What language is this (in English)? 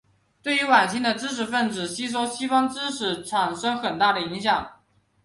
Chinese